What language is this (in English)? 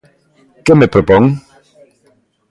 Galician